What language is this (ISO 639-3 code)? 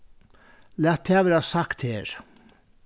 fao